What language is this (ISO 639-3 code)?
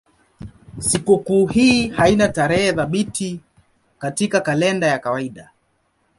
swa